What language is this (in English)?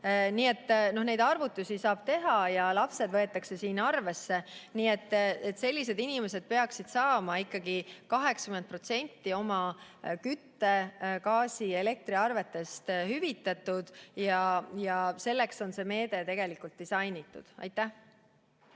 Estonian